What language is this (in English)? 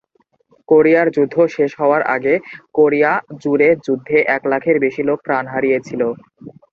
Bangla